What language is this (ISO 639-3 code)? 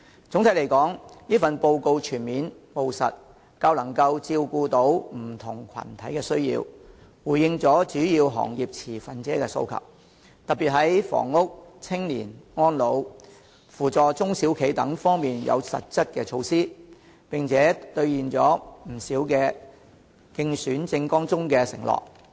yue